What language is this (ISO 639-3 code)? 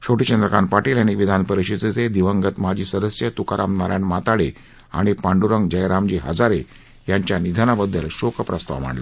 mar